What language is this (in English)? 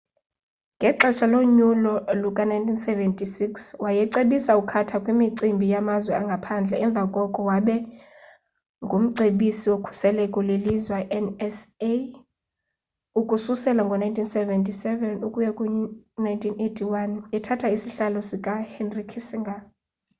Xhosa